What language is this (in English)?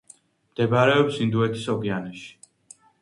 Georgian